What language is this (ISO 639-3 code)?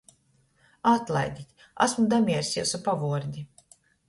ltg